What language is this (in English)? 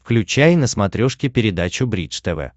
Russian